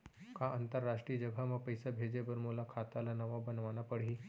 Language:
Chhattisgarhi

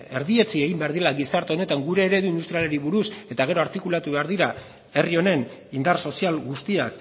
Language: Basque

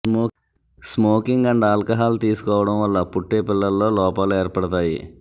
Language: Telugu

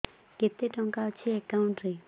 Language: Odia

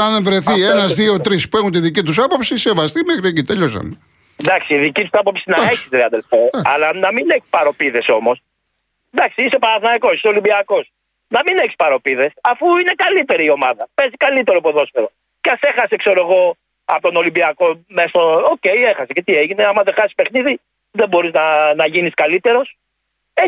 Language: Greek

